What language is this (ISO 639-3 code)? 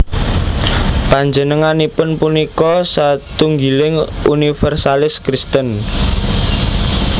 jav